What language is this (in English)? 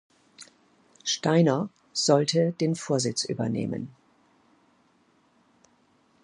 German